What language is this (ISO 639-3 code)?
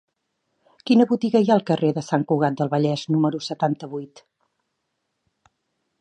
cat